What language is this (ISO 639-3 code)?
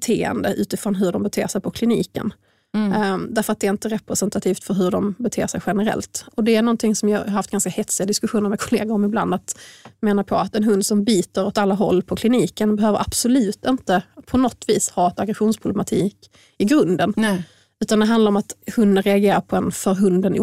swe